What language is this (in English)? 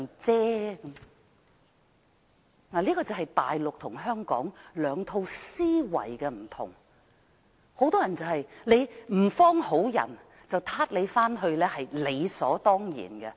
Cantonese